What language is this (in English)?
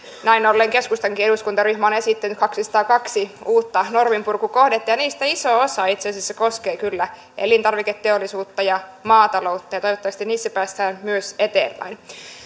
Finnish